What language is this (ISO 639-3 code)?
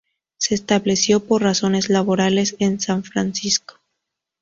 spa